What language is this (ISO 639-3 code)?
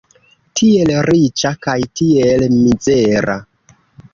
epo